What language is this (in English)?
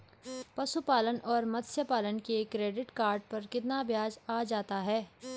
Hindi